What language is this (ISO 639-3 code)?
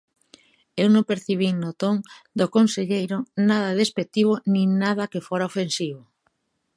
glg